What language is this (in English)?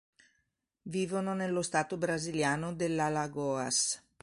Italian